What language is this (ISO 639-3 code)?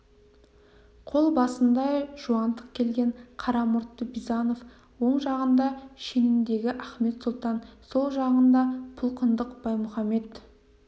kaz